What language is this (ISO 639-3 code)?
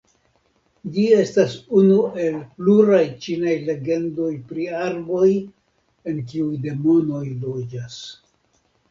epo